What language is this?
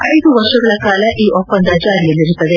Kannada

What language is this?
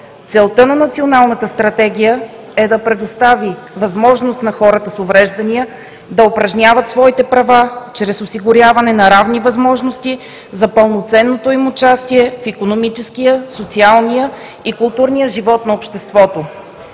Bulgarian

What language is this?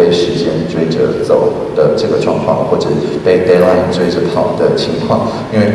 Chinese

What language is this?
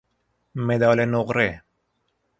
Persian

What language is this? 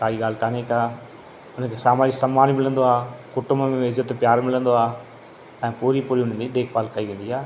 Sindhi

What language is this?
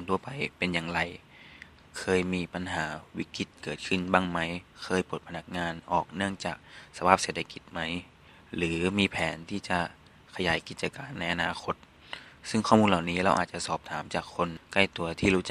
Thai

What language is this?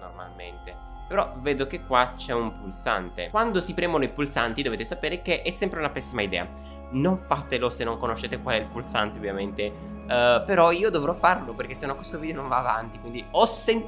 Italian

